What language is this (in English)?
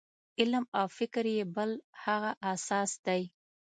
Pashto